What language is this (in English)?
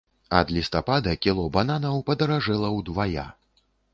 Belarusian